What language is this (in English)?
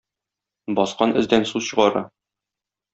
Tatar